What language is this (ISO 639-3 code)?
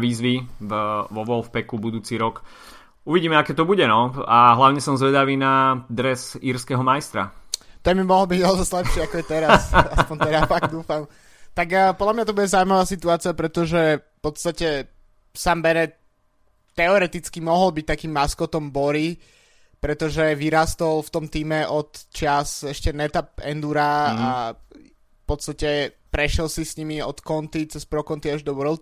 slk